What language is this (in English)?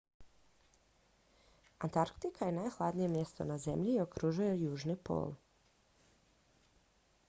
Croatian